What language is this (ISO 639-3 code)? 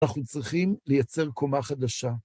heb